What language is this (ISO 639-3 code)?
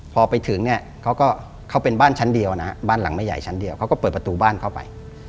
tha